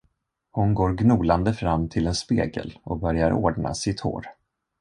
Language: Swedish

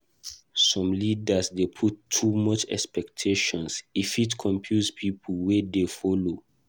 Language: Nigerian Pidgin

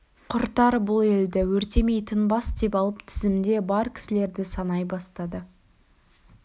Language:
Kazakh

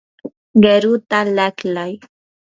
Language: Yanahuanca Pasco Quechua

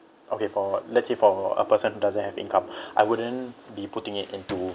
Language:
English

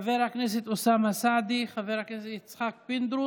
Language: Hebrew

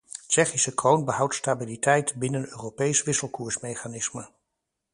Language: Dutch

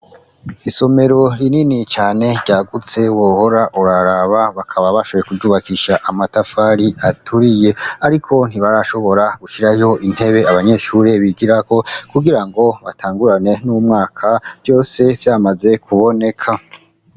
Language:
Rundi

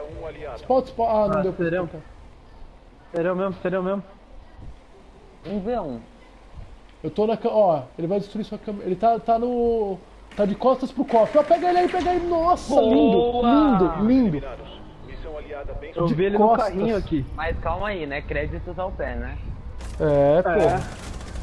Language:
Portuguese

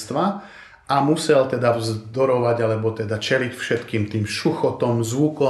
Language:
Slovak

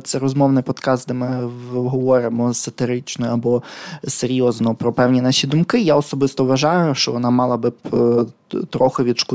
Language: Ukrainian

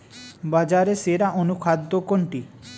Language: Bangla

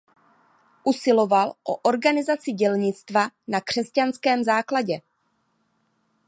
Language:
Czech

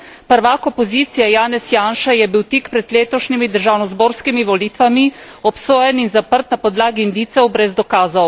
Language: Slovenian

